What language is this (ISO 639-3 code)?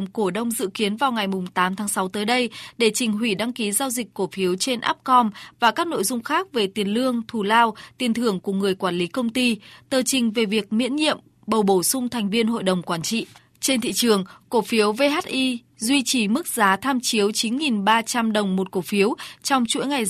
vie